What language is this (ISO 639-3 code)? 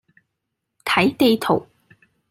yue